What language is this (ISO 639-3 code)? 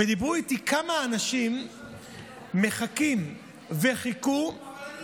heb